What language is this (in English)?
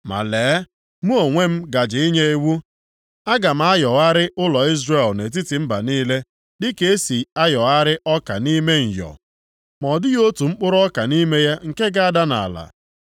Igbo